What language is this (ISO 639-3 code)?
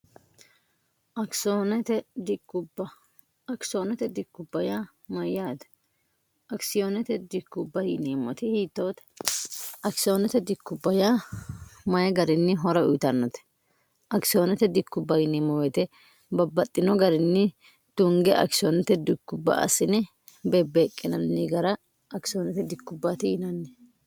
sid